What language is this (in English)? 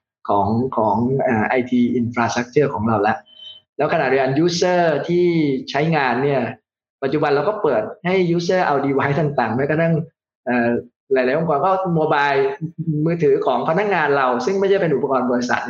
Thai